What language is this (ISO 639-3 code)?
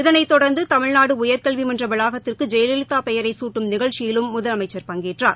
tam